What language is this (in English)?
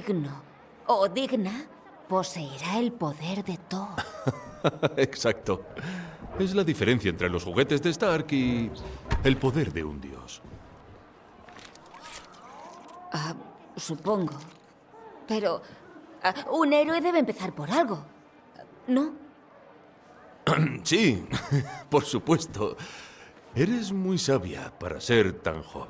Spanish